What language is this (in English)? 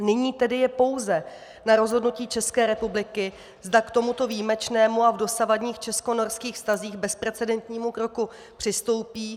Czech